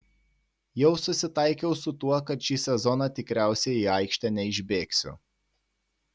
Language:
Lithuanian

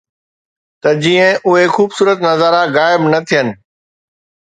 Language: Sindhi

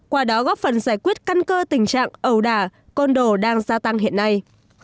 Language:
Vietnamese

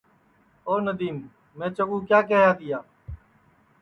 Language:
Sansi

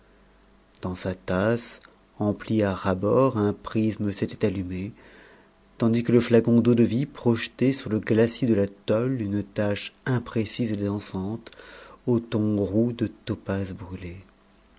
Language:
French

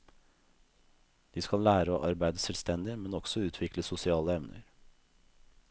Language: Norwegian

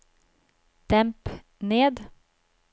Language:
Norwegian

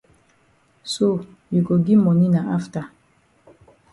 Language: Cameroon Pidgin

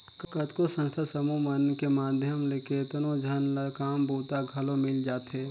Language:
Chhattisgarhi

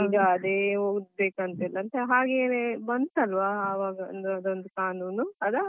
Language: Kannada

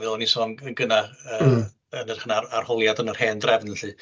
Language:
Welsh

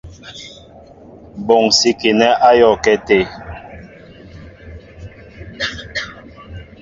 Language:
Mbo (Cameroon)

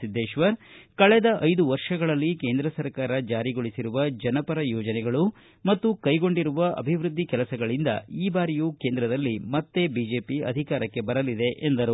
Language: Kannada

